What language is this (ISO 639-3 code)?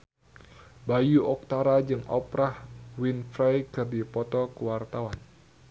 sun